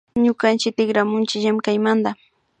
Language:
Imbabura Highland Quichua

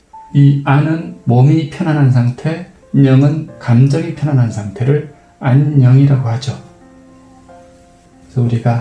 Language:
Korean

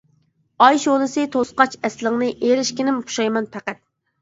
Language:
Uyghur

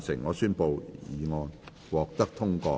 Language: Cantonese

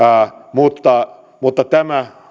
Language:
Finnish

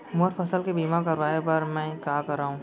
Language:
Chhattisgarhi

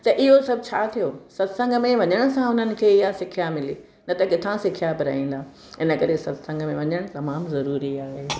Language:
Sindhi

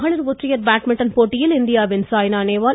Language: Tamil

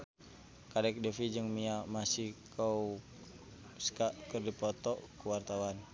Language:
Sundanese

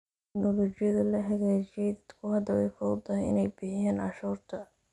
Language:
Somali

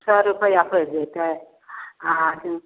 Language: Maithili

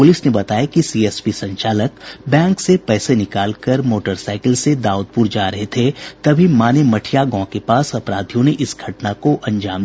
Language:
Hindi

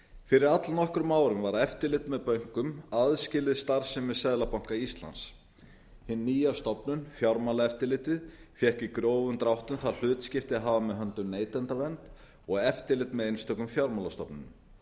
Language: Icelandic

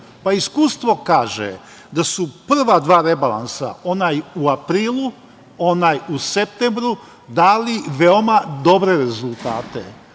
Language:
Serbian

